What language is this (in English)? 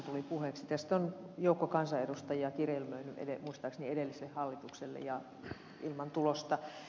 Finnish